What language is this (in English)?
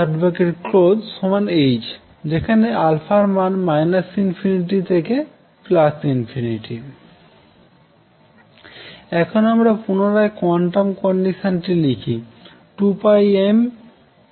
Bangla